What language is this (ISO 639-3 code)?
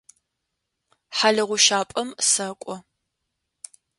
ady